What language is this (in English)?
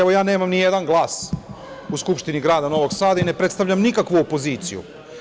Serbian